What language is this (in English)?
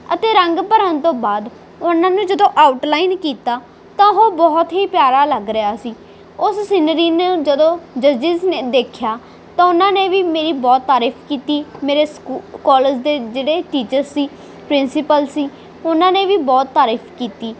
Punjabi